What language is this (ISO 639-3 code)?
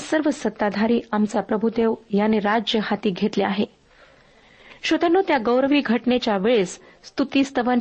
mar